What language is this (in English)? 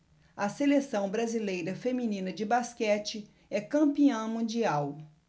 Portuguese